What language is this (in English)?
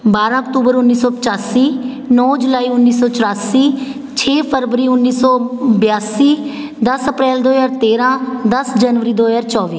Punjabi